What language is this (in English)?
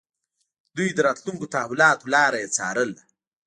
Pashto